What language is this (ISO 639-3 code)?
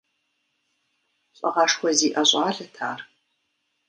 kbd